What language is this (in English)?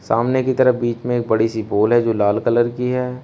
Hindi